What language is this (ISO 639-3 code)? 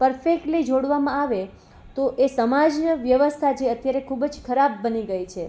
guj